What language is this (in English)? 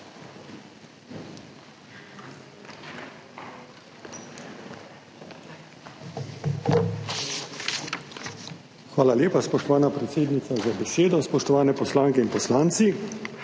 Slovenian